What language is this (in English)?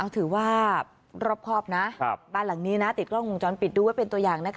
Thai